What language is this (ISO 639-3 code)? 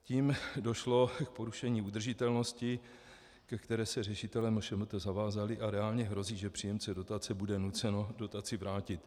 ces